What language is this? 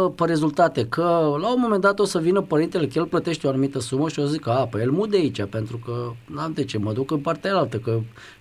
Romanian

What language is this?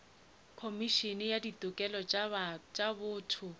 Northern Sotho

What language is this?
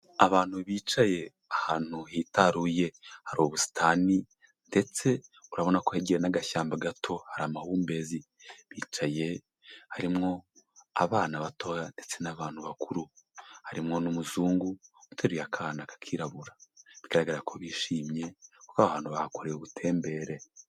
Kinyarwanda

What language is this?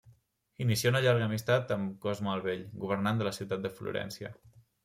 Catalan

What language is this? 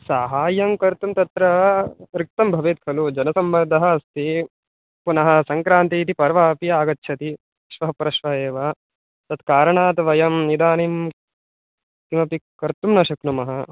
Sanskrit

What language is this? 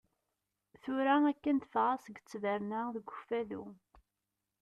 Kabyle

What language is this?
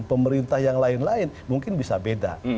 Indonesian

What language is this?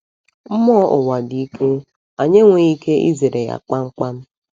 Igbo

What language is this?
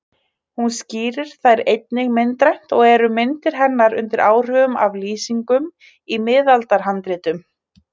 Icelandic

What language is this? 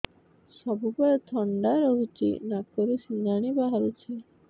Odia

